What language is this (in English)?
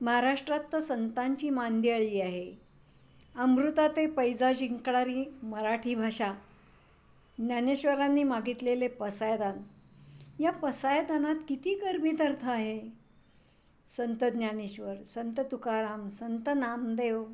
Marathi